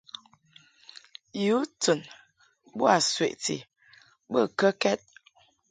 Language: Mungaka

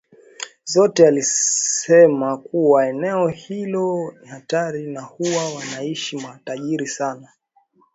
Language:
Swahili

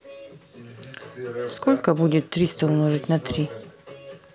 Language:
Russian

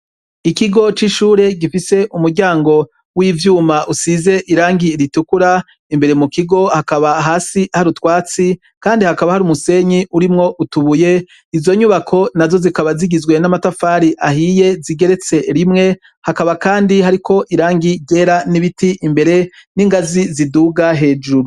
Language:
Rundi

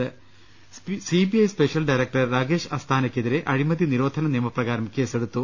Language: Malayalam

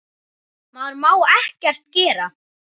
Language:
Icelandic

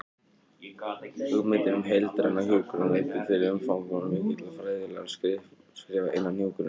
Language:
Icelandic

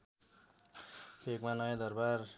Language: Nepali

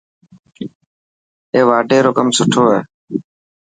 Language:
Dhatki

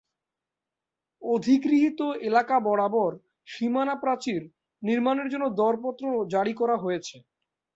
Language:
Bangla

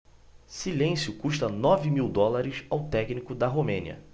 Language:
Portuguese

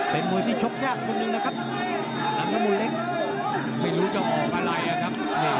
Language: Thai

